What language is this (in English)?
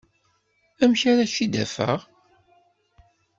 Kabyle